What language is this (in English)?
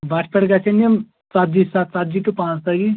Kashmiri